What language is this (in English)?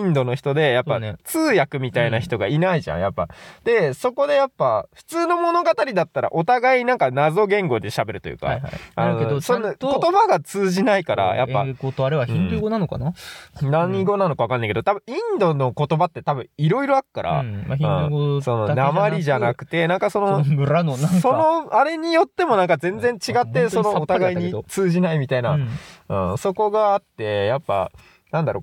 Japanese